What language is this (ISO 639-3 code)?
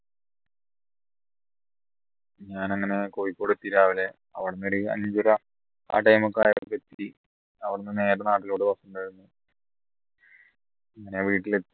mal